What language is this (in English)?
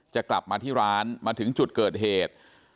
Thai